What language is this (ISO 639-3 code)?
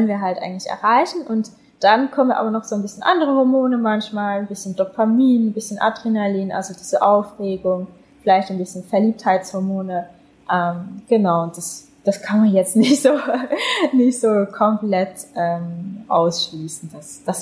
deu